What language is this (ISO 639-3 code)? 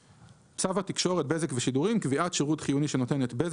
heb